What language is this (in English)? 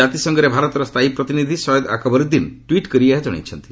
Odia